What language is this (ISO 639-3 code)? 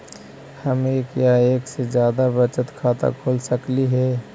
mag